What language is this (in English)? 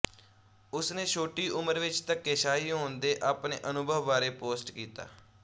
Punjabi